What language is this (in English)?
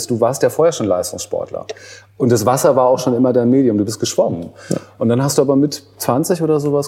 German